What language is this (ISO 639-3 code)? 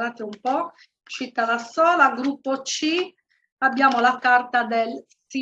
ita